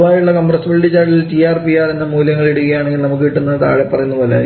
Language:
Malayalam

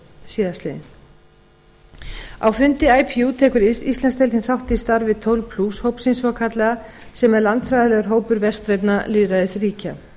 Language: Icelandic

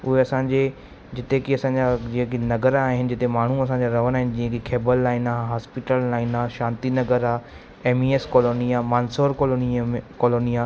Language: Sindhi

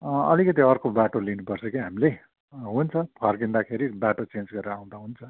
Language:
Nepali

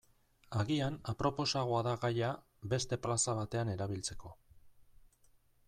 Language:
Basque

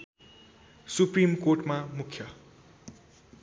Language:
Nepali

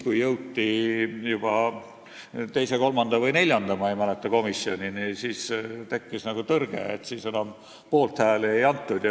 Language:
Estonian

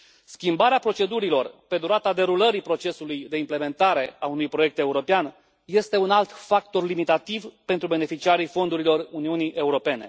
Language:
Romanian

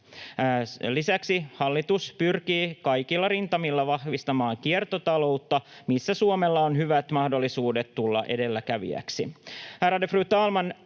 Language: Finnish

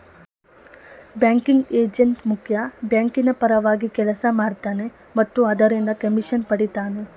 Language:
Kannada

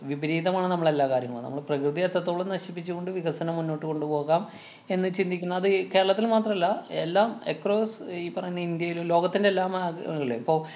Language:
Malayalam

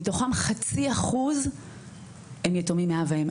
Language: Hebrew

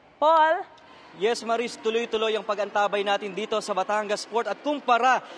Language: Filipino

